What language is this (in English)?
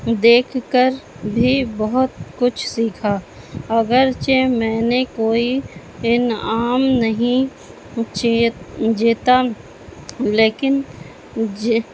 Urdu